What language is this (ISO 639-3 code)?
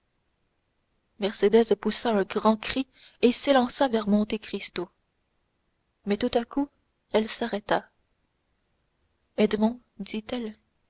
fra